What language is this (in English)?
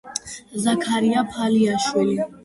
Georgian